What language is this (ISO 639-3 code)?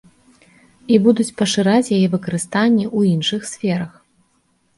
bel